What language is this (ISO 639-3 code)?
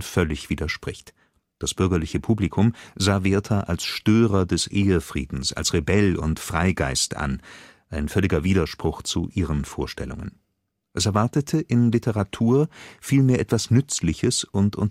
deu